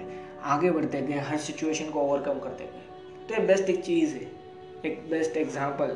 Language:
Hindi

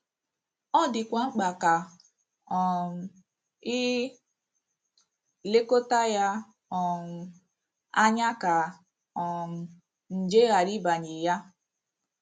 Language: Igbo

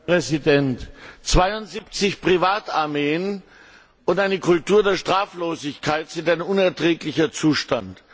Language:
German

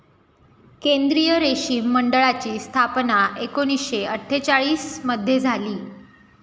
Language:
Marathi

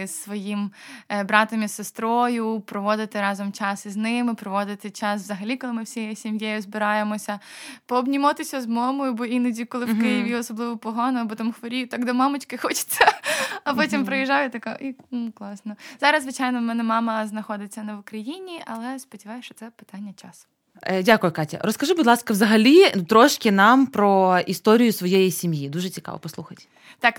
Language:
Ukrainian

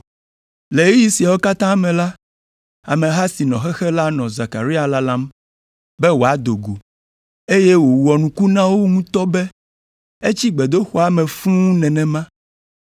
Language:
Ewe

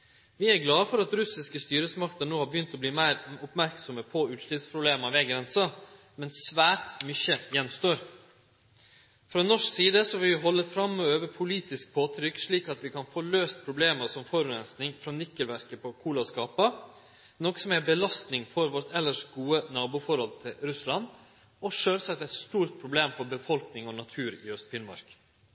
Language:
Norwegian Nynorsk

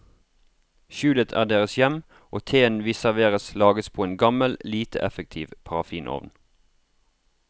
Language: Norwegian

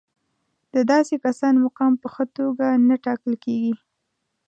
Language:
Pashto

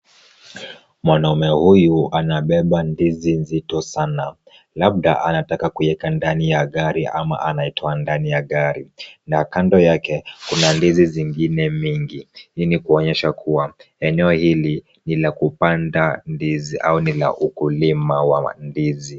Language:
Swahili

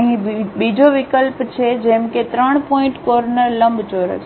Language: Gujarati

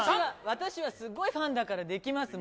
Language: Japanese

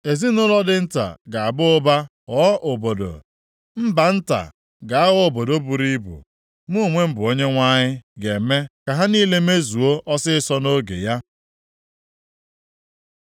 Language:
Igbo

